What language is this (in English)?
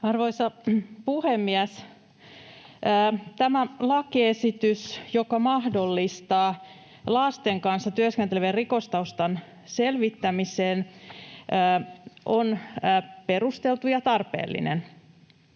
Finnish